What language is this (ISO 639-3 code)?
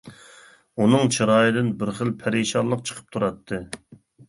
uig